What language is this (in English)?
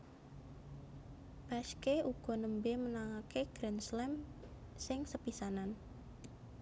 Javanese